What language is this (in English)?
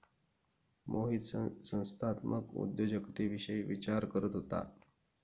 Marathi